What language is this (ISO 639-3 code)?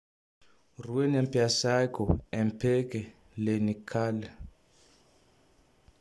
tdx